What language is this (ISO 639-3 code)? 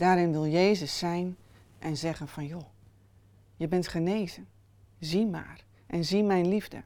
nld